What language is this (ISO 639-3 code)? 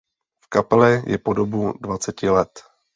ces